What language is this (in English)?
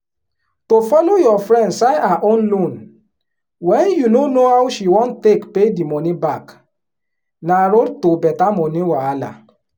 Nigerian Pidgin